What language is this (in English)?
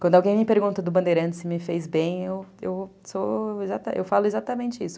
Portuguese